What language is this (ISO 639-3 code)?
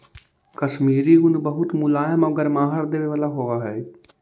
mag